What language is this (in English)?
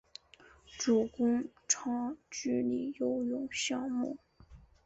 Chinese